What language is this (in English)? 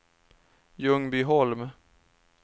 Swedish